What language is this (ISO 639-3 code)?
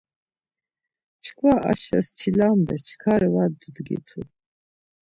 lzz